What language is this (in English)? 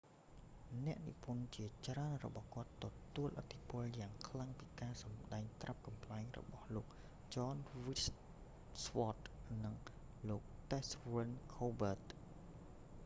Khmer